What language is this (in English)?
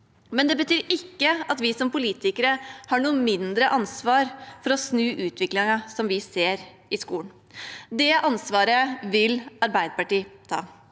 Norwegian